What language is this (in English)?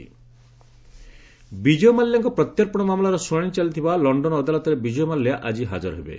Odia